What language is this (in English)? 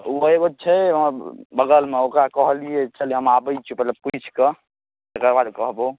Maithili